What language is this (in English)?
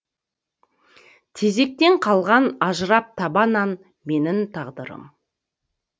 Kazakh